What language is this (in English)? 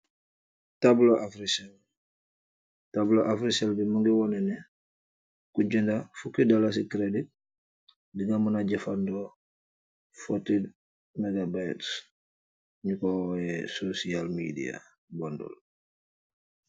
Wolof